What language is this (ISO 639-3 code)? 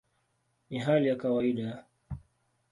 swa